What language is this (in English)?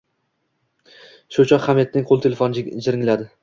Uzbek